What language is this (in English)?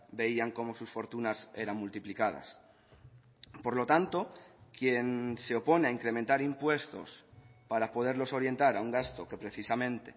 Spanish